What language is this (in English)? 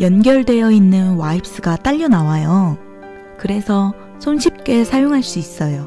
Korean